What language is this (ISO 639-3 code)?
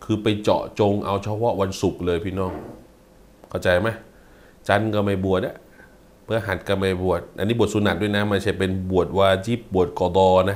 tha